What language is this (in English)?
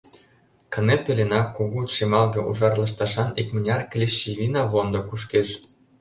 Mari